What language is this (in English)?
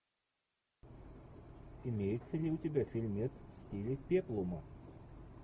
Russian